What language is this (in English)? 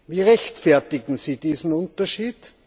German